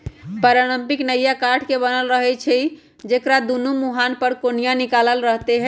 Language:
Magahi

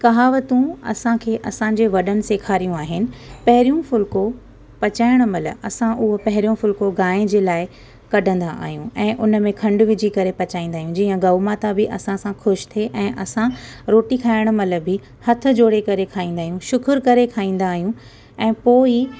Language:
Sindhi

